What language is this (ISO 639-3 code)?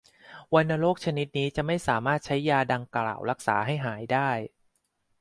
tha